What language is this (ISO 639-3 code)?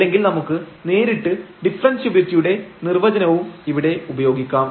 mal